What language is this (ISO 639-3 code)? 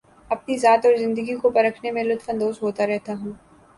urd